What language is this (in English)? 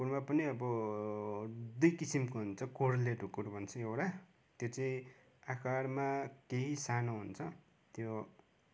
Nepali